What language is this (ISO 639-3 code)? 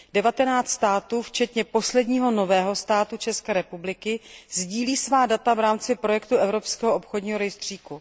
ces